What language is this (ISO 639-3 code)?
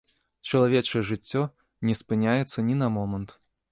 bel